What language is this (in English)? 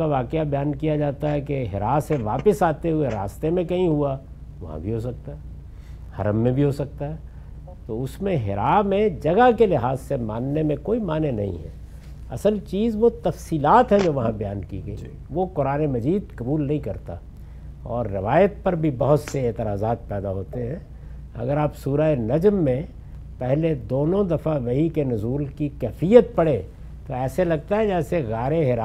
Urdu